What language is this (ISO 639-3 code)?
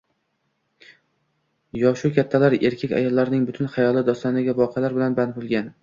uzb